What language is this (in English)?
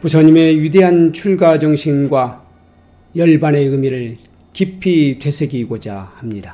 Korean